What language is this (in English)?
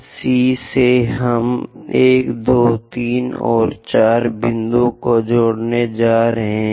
Hindi